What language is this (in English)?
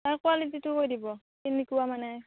Assamese